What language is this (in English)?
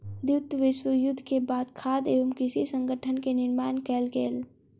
Maithili